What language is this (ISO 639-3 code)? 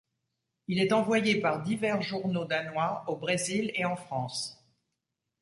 fra